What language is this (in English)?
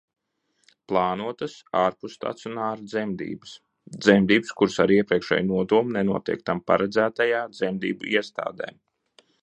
Latvian